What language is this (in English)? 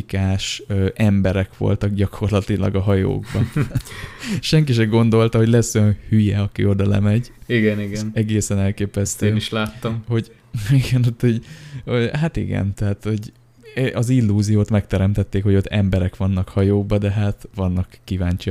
Hungarian